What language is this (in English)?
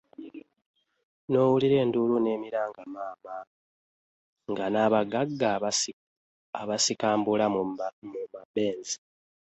Ganda